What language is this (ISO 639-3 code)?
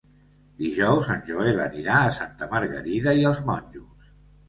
cat